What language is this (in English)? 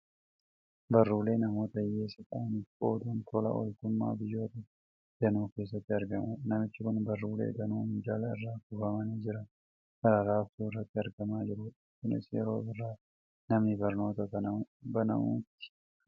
Oromo